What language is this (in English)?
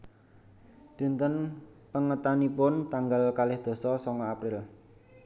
Javanese